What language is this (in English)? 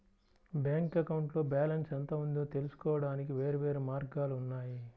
Telugu